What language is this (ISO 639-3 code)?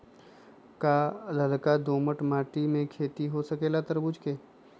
mag